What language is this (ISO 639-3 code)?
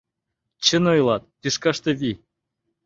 chm